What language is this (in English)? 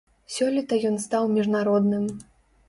Belarusian